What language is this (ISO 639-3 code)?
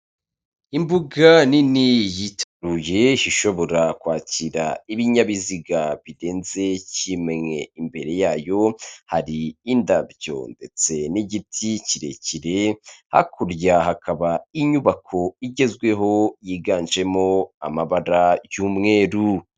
kin